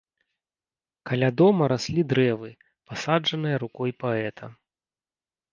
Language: Belarusian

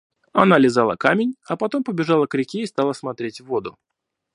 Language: Russian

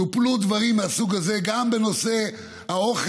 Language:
Hebrew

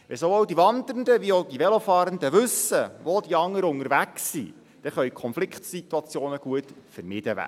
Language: Swiss German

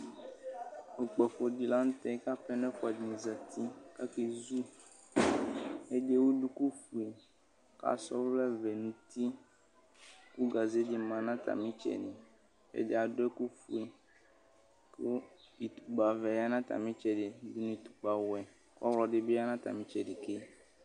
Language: Ikposo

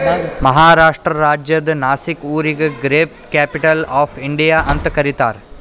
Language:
Kannada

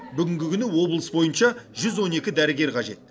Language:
Kazakh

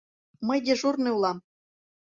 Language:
Mari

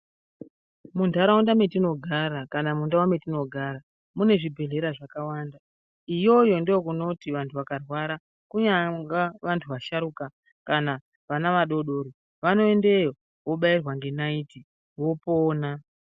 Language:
Ndau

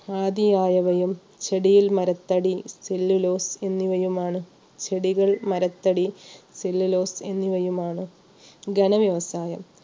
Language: Malayalam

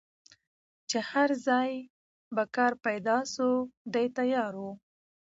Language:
Pashto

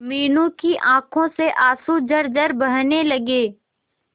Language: Hindi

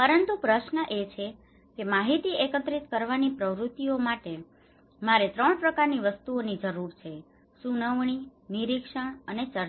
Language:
Gujarati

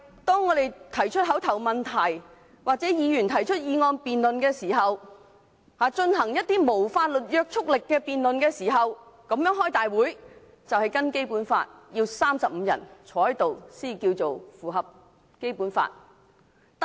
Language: Cantonese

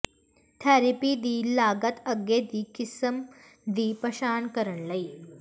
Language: Punjabi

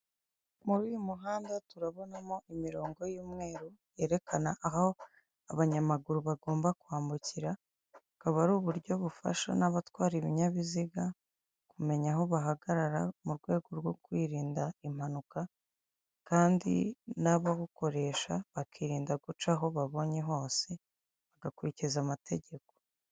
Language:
Kinyarwanda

